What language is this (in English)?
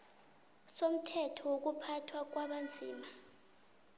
South Ndebele